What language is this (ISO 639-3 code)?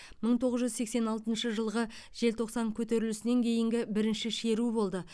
kaz